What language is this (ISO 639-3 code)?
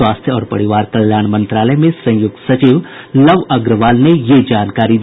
hin